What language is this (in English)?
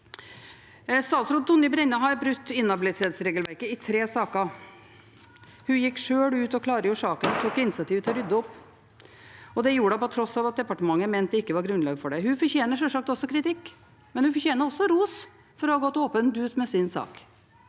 Norwegian